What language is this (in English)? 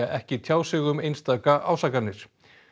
Icelandic